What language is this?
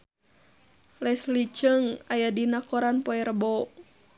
Sundanese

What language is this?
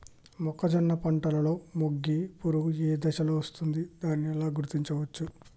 Telugu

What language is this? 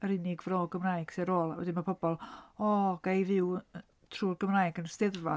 Welsh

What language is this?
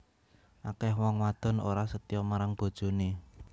Javanese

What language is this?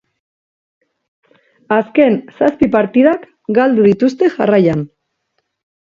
Basque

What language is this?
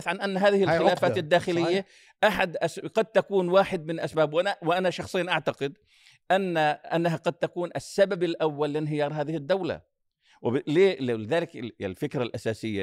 Arabic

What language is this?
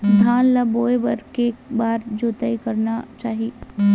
Chhattisgarhi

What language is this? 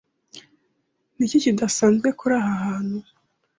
Kinyarwanda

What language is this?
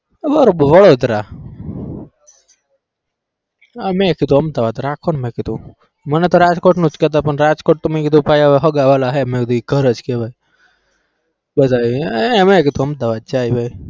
Gujarati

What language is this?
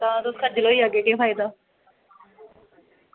Dogri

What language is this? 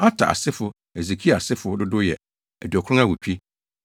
Akan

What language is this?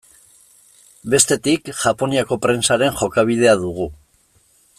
Basque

